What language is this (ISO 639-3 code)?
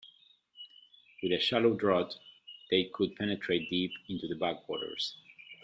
eng